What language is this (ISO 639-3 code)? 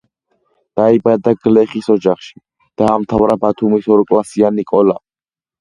kat